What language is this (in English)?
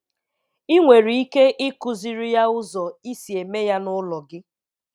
Igbo